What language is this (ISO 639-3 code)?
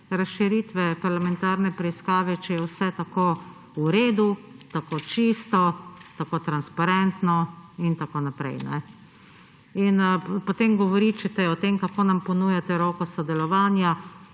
slv